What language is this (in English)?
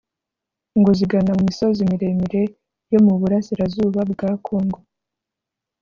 Kinyarwanda